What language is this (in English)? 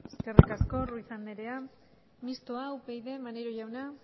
Basque